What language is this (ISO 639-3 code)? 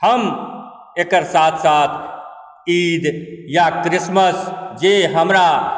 mai